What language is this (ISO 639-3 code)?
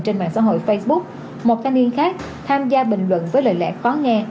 vie